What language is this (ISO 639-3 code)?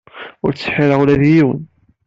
kab